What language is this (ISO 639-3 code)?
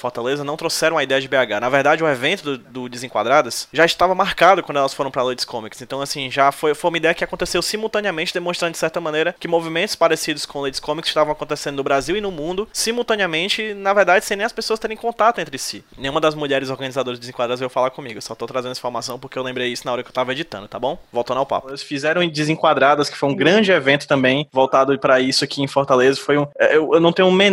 por